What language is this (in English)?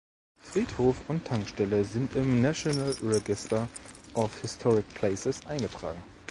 German